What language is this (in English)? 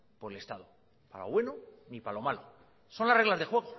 Spanish